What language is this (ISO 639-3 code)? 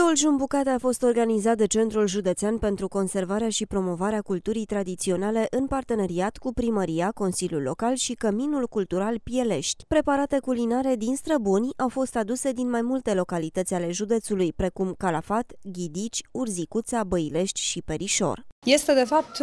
ron